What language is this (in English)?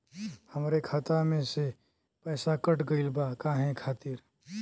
Bhojpuri